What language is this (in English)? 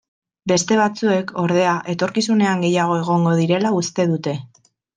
Basque